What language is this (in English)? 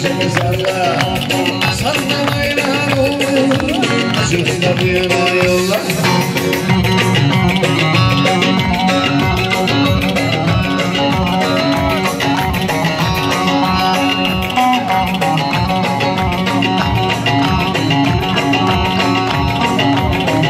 Indonesian